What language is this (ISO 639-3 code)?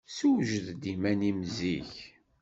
kab